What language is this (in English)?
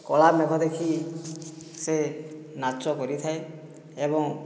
Odia